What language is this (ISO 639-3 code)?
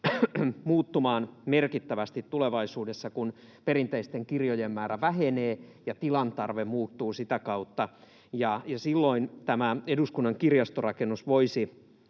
fin